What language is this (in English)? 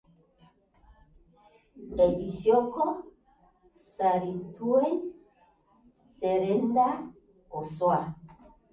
Basque